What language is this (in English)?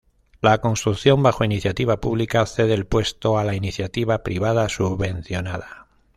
Spanish